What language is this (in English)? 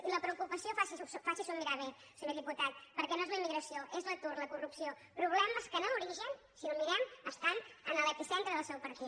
Catalan